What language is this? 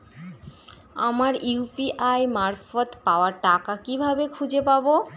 Bangla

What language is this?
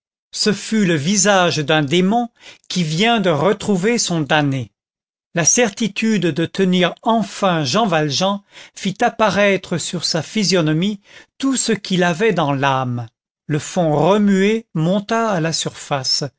French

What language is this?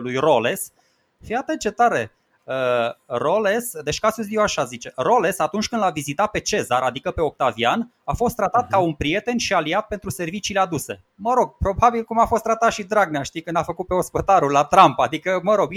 Romanian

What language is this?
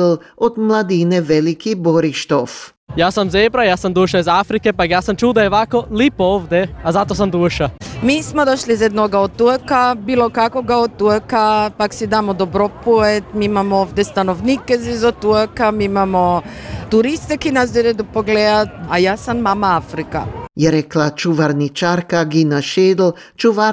Croatian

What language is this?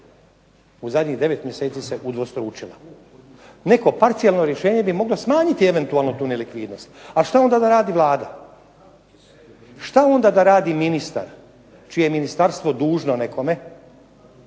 Croatian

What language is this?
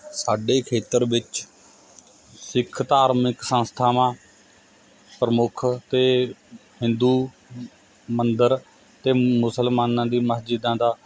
Punjabi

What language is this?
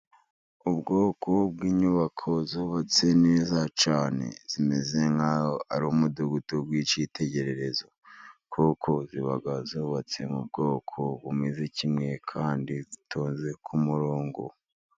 Kinyarwanda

